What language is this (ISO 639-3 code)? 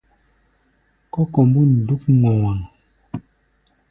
gba